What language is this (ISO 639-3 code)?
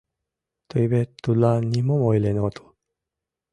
chm